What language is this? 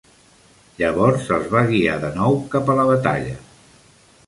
Catalan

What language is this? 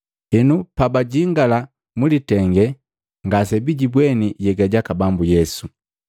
Matengo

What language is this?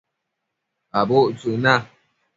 Matsés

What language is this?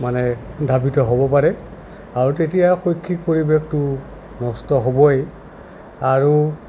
Assamese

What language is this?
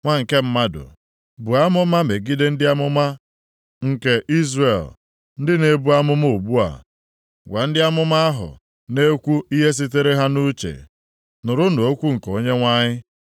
Igbo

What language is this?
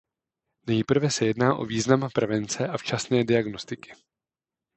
Czech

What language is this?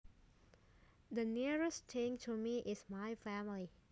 Javanese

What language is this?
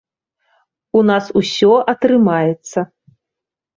Belarusian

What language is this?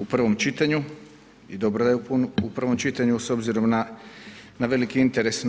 Croatian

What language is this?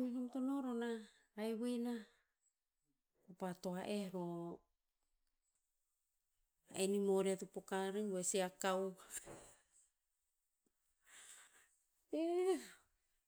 Tinputz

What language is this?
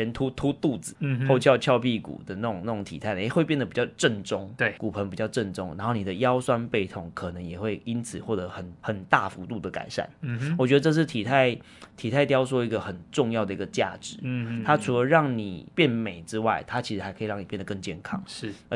Chinese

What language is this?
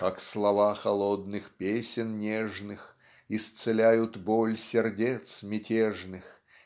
Russian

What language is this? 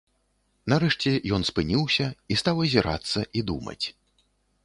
Belarusian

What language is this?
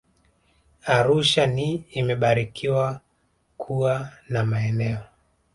Swahili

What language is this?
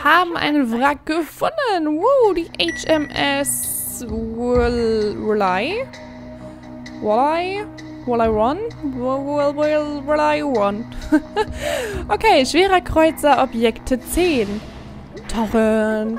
German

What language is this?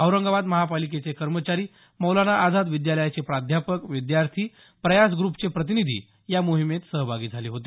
Marathi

